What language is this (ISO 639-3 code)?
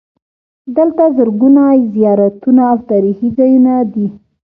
pus